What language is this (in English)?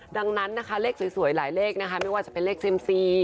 Thai